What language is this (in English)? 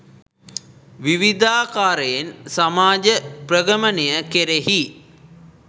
Sinhala